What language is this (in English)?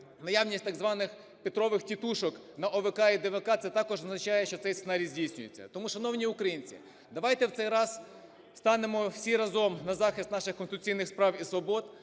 Ukrainian